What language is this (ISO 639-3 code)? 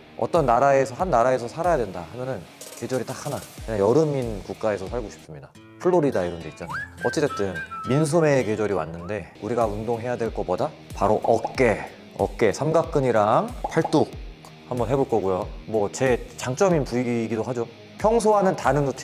kor